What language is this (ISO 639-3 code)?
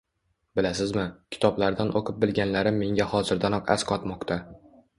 uzb